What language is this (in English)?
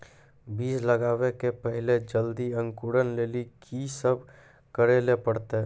Maithili